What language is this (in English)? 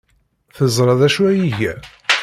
Kabyle